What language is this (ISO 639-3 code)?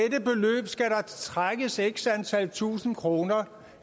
dan